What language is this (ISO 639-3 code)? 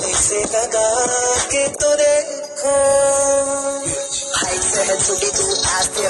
ron